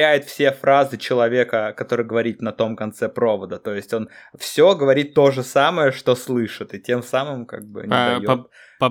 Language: Russian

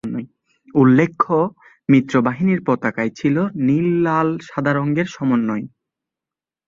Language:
Bangla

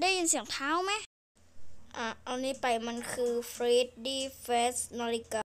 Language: Thai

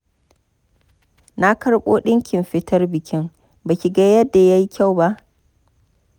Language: Hausa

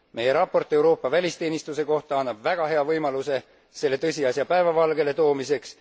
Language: Estonian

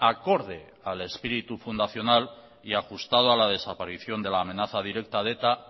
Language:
Spanish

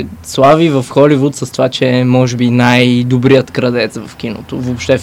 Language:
Bulgarian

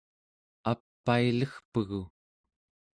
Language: Central Yupik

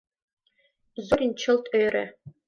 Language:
Mari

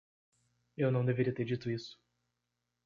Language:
Portuguese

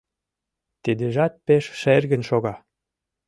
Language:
Mari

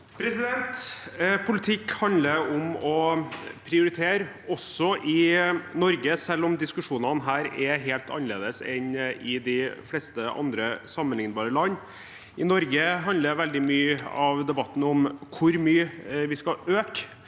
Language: Norwegian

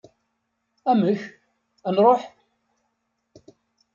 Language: Kabyle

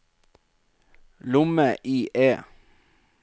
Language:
Norwegian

